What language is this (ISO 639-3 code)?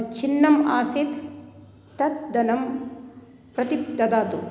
san